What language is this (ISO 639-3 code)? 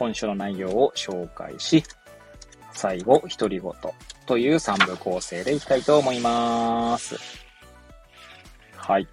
jpn